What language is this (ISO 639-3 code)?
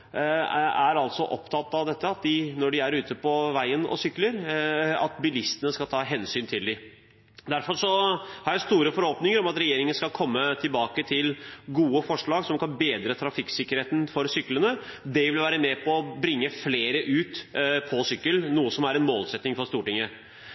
nob